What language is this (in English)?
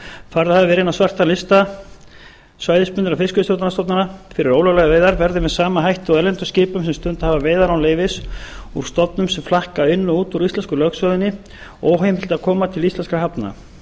Icelandic